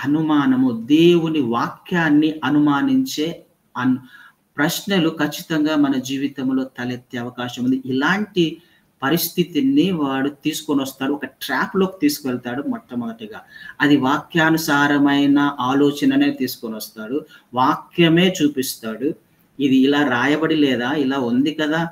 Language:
Telugu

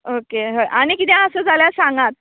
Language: Konkani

